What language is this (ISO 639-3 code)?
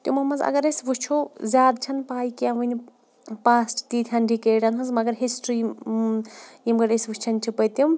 kas